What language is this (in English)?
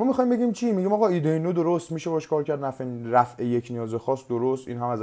Persian